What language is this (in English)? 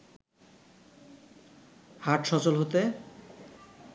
Bangla